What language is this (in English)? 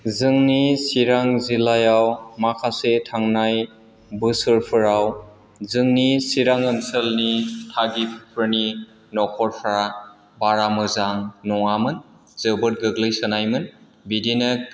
Bodo